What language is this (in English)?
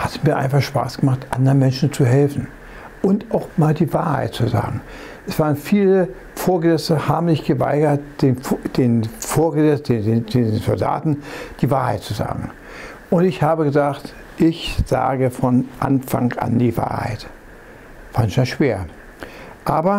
German